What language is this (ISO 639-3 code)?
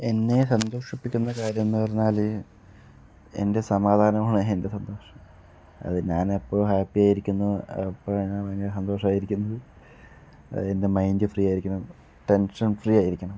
mal